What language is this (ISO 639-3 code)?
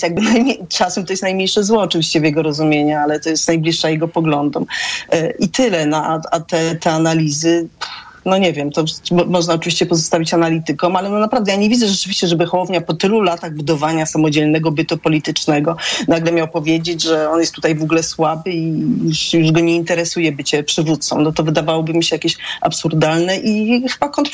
pol